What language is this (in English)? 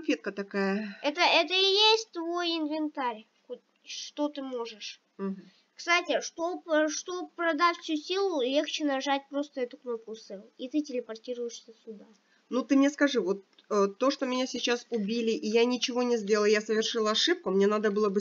Russian